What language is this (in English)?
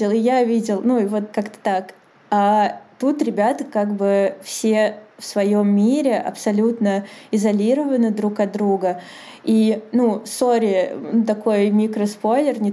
Russian